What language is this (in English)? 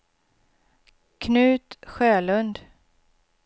Swedish